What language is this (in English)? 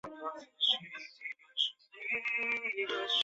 Chinese